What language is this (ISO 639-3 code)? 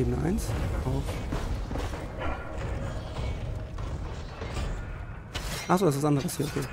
deu